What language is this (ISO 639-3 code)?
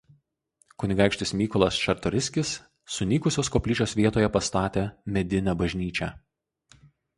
lit